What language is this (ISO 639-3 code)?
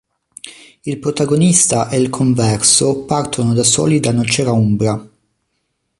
ita